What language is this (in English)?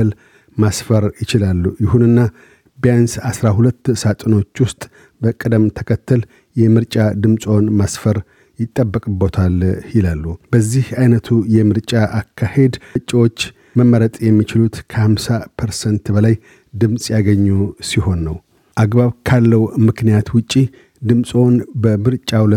Amharic